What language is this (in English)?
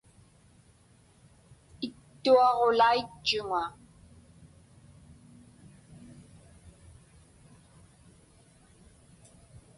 Inupiaq